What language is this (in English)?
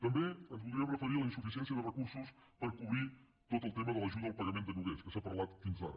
Catalan